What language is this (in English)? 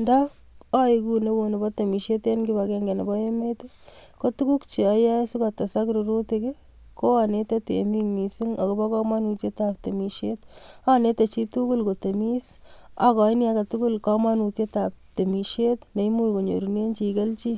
Kalenjin